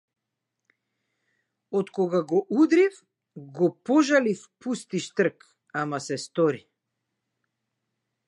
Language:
Macedonian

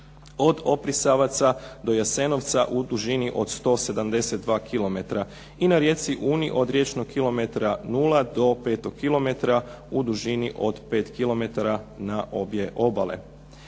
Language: Croatian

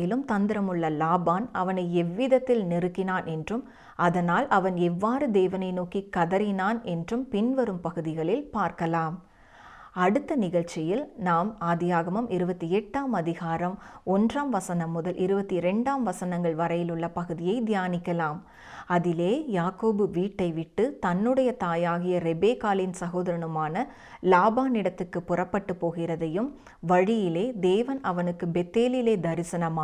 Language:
Tamil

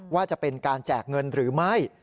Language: Thai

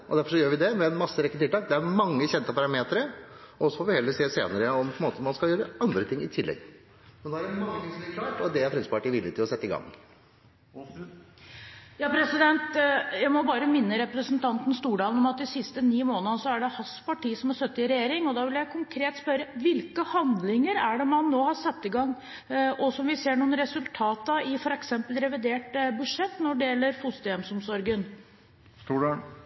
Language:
Norwegian Bokmål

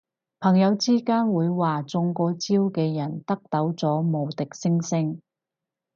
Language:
Cantonese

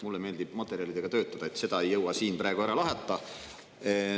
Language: Estonian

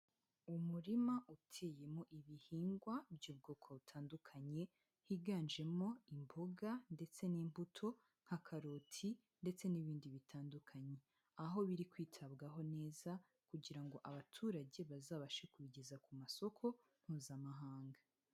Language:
Kinyarwanda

